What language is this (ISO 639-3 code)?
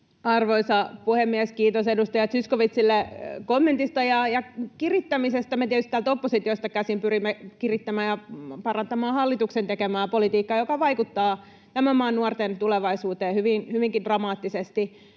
fin